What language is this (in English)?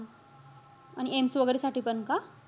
Marathi